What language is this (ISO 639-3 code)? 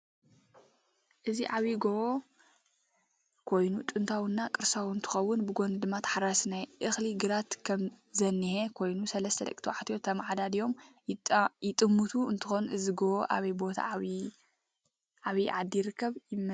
tir